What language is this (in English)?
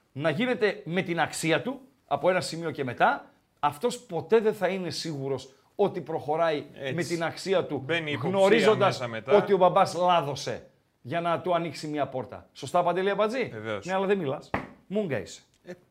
Greek